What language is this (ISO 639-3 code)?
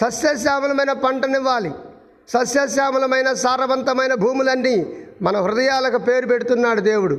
tel